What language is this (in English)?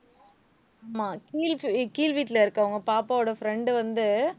Tamil